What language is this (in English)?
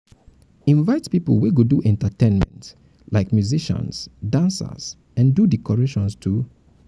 Nigerian Pidgin